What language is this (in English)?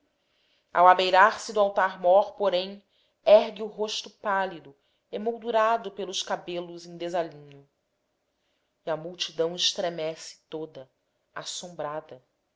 Portuguese